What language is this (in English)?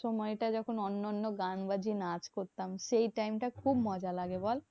Bangla